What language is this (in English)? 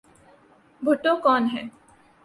Urdu